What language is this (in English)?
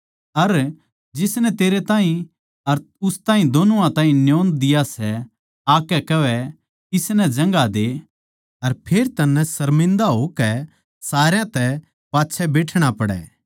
Haryanvi